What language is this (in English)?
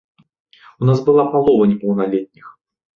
Belarusian